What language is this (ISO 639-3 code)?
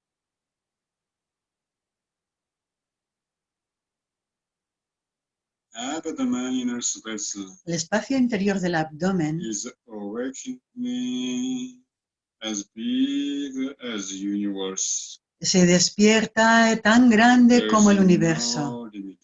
spa